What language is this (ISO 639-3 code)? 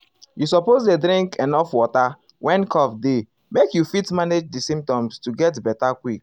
pcm